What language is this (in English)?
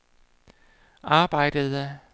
Danish